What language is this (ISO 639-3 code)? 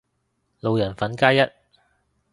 yue